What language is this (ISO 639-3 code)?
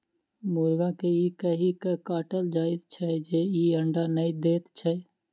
mai